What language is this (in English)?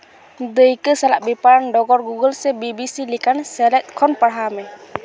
Santali